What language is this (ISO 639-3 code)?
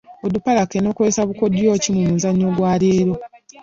lug